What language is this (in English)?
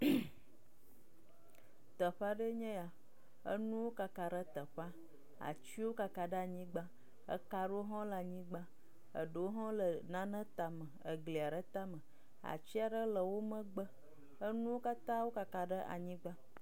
Ewe